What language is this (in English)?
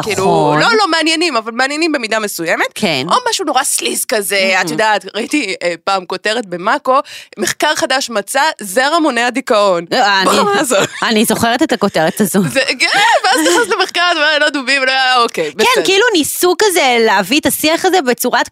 Hebrew